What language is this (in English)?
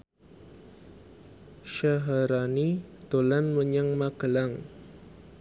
Javanese